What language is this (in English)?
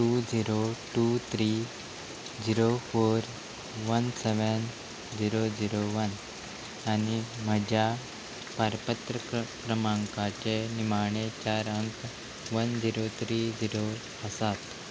Konkani